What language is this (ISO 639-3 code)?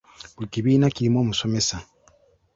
lug